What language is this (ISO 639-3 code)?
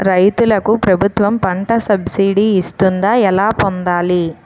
tel